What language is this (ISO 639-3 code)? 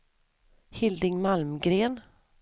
swe